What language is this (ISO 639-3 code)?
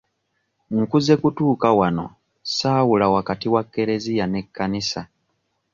lug